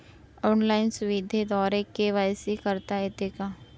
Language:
Marathi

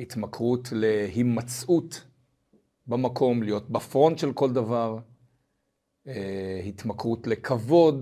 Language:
Hebrew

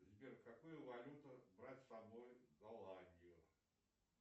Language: Russian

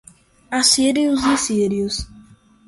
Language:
Portuguese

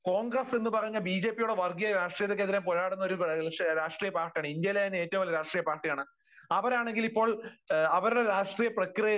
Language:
Malayalam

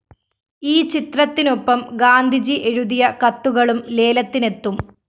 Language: Malayalam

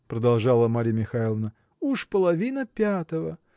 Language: Russian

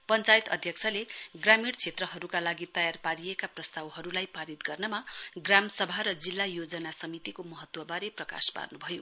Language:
Nepali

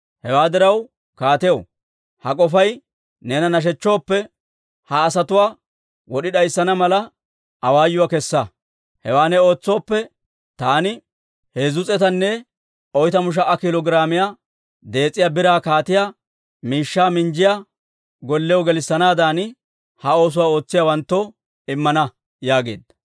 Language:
Dawro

